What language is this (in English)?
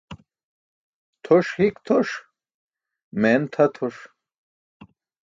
Burushaski